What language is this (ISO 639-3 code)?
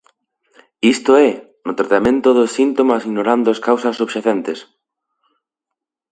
glg